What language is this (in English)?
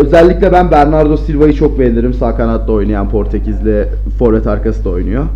Turkish